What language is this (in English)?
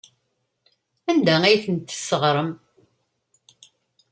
Kabyle